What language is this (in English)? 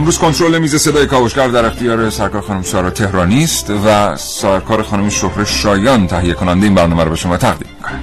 Persian